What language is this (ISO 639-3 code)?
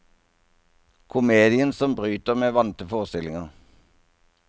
nor